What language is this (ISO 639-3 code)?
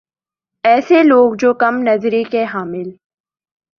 urd